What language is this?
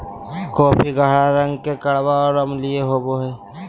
Magahi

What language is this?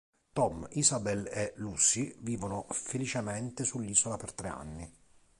Italian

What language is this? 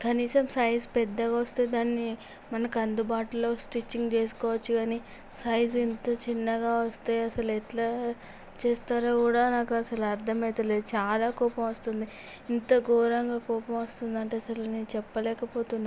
Telugu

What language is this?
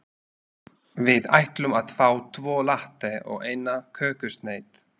Icelandic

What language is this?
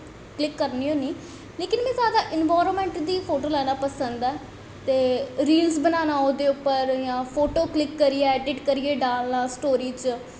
Dogri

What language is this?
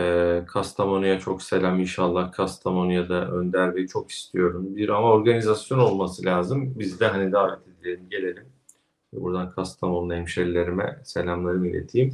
Turkish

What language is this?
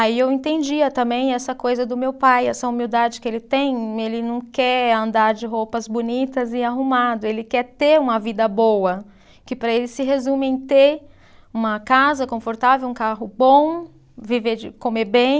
Portuguese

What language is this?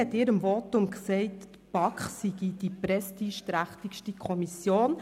Swiss German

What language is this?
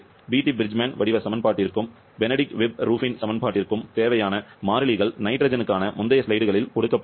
Tamil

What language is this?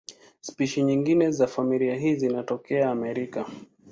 Swahili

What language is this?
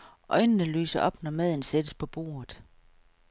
Danish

